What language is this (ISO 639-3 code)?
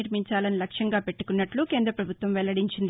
tel